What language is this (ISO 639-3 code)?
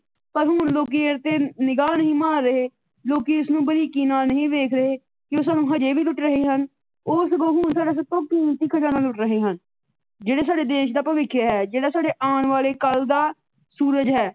pan